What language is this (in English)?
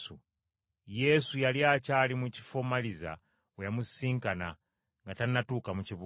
Ganda